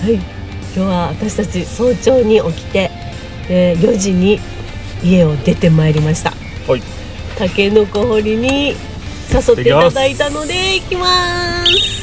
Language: Japanese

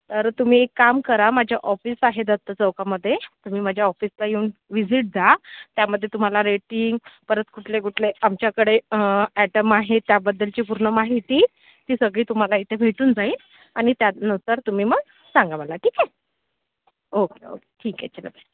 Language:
Marathi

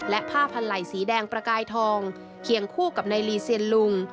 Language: Thai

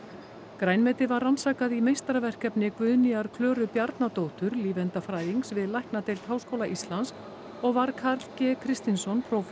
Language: Icelandic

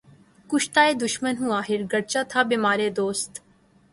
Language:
Urdu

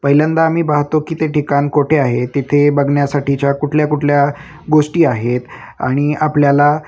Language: Marathi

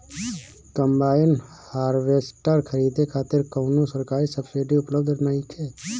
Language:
Bhojpuri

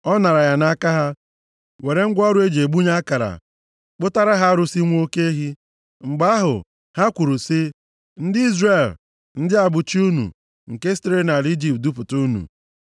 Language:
Igbo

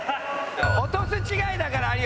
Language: Japanese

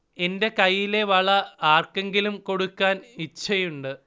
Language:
Malayalam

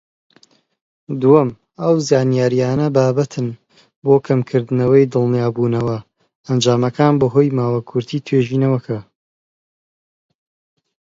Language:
Central Kurdish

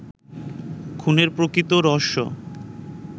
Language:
Bangla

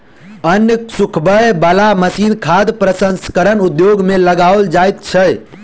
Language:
Maithili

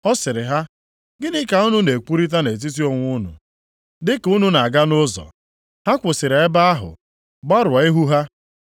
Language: Igbo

